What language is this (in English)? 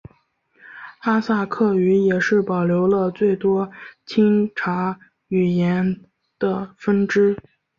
Chinese